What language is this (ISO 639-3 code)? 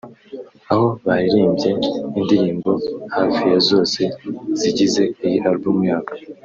kin